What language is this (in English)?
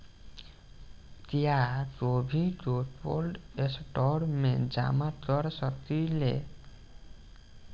Bhojpuri